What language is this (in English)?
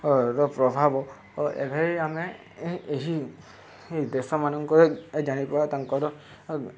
Odia